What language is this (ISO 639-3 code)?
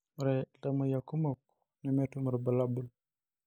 mas